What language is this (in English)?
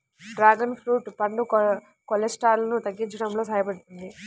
Telugu